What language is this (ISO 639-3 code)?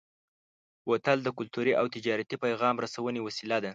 pus